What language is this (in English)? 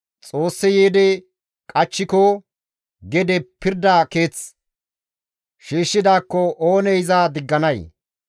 Gamo